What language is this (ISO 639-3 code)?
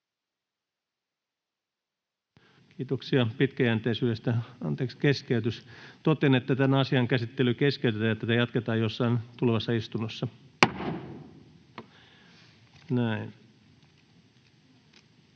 fin